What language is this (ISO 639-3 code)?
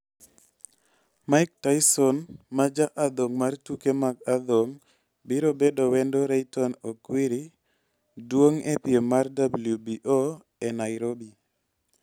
luo